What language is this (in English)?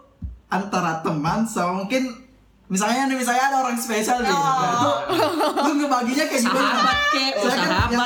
Indonesian